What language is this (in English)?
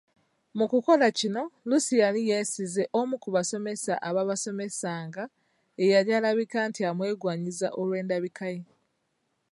Ganda